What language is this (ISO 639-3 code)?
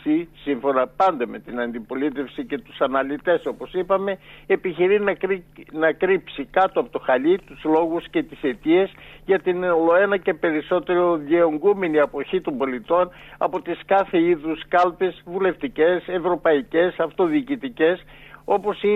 ell